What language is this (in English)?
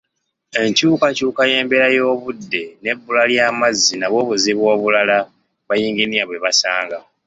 Ganda